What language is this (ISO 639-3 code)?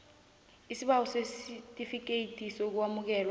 nbl